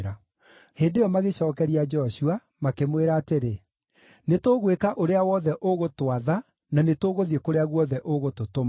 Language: Kikuyu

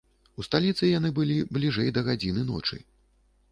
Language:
Belarusian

